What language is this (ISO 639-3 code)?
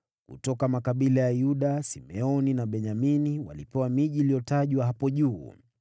swa